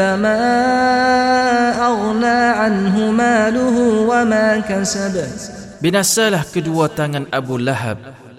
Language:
Malay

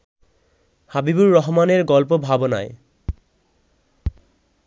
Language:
Bangla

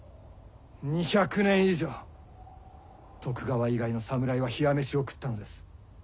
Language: Japanese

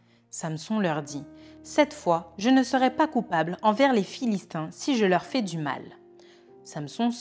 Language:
French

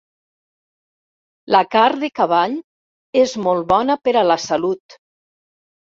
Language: Catalan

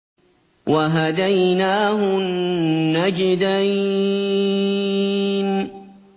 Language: Arabic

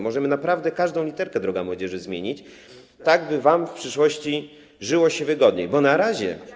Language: Polish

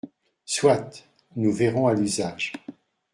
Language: French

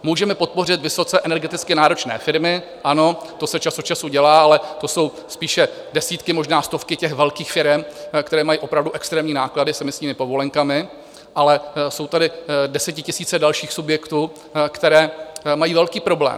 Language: Czech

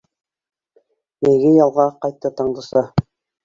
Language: Bashkir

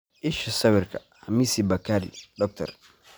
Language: Somali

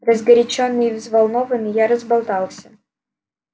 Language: Russian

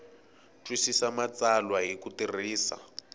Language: Tsonga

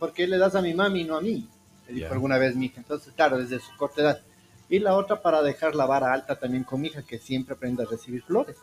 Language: Spanish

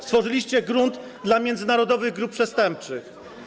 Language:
Polish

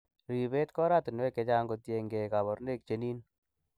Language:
Kalenjin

